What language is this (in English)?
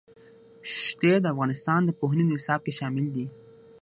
Pashto